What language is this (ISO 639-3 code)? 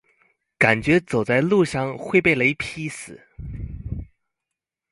zho